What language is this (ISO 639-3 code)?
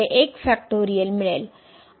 mar